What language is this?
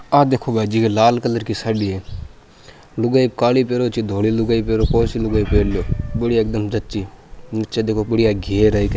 Rajasthani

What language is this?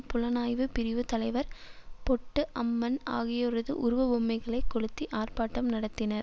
Tamil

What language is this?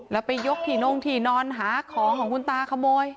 Thai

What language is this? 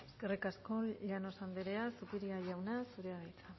Basque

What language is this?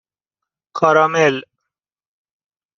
Persian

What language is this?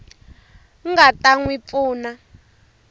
Tsonga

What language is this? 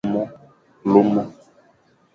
Fang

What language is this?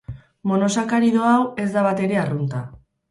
Basque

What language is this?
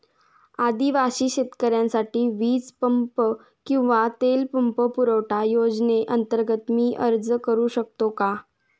Marathi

